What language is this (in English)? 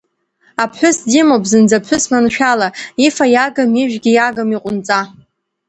Abkhazian